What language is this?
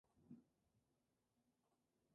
Spanish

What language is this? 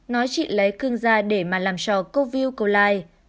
Vietnamese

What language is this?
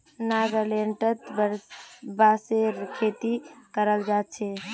Magahi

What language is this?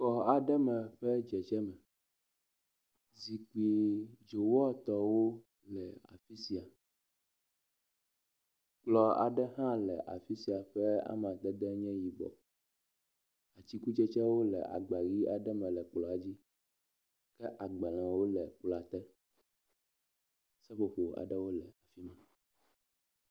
Ewe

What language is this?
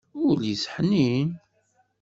Kabyle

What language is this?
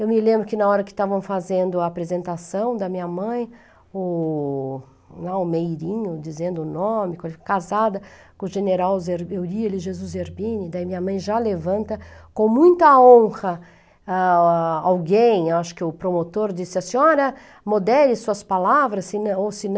Portuguese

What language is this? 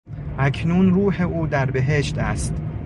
Persian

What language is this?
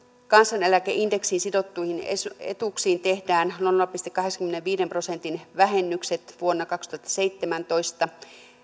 Finnish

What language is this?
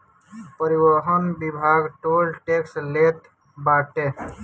Bhojpuri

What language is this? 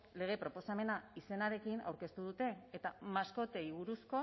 Basque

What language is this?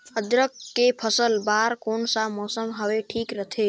Chhattisgarhi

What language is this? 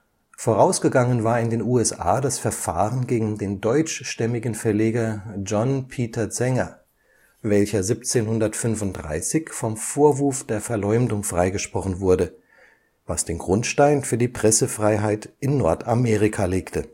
German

